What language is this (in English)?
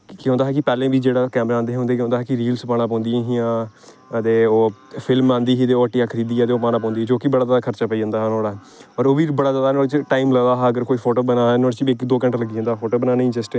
Dogri